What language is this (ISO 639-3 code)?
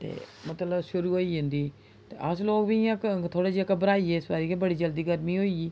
doi